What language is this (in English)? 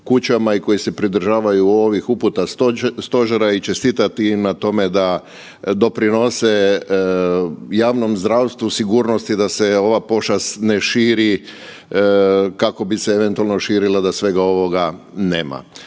Croatian